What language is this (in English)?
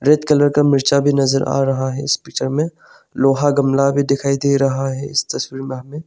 Hindi